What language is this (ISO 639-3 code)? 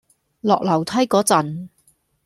yue